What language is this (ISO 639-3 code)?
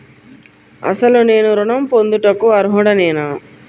tel